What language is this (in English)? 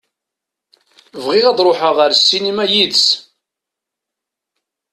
Kabyle